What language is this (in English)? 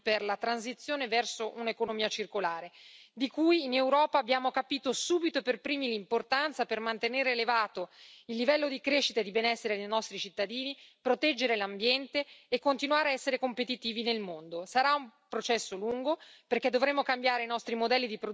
Italian